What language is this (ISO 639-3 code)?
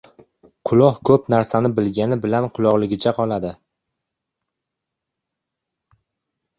uzb